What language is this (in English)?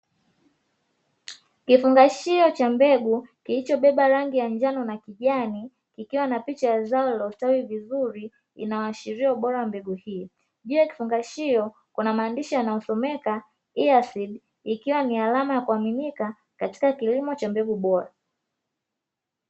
Swahili